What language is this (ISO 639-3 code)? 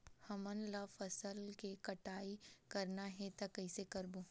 hne